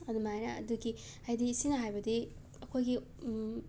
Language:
Manipuri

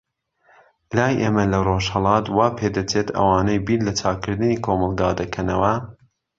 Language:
Central Kurdish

